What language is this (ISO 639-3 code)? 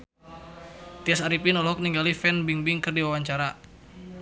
sun